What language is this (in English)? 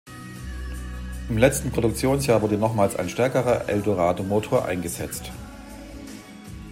German